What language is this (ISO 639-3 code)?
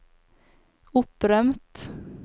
nor